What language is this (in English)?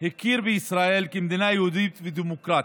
Hebrew